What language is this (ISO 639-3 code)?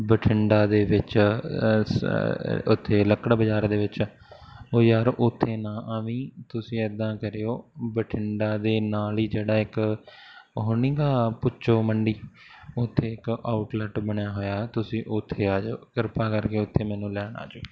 pan